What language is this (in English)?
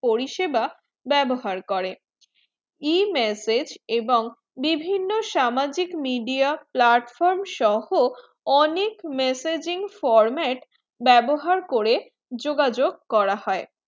Bangla